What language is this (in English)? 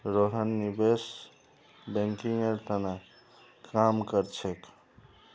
Magahi